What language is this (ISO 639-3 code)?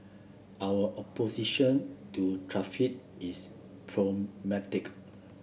eng